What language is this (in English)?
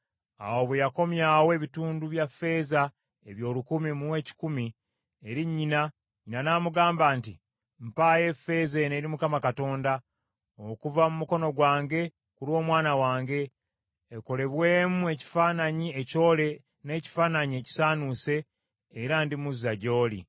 Ganda